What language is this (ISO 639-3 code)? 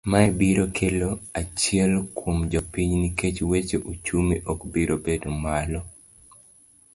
luo